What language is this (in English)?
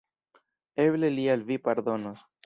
Esperanto